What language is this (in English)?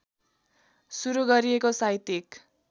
Nepali